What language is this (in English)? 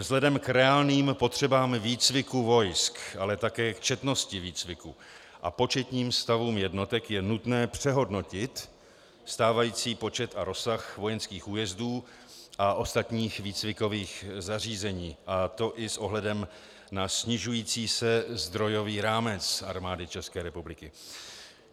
Czech